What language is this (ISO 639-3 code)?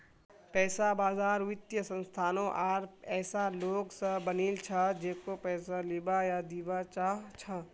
mag